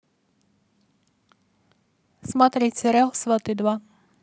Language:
Russian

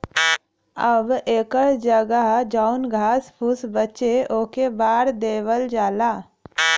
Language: Bhojpuri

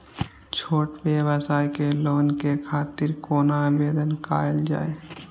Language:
Maithili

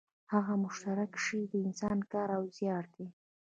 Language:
Pashto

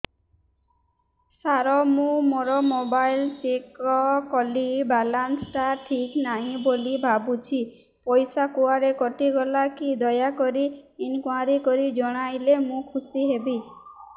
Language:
Odia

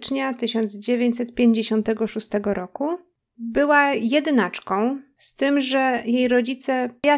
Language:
Polish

